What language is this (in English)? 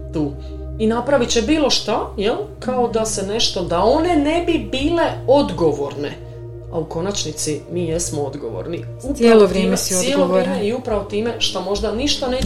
Croatian